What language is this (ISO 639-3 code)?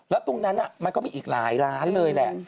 tha